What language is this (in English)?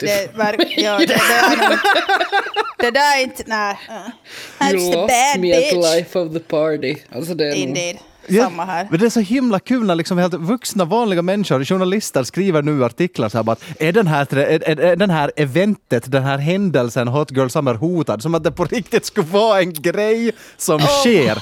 Swedish